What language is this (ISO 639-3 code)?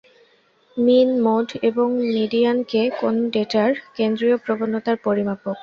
ben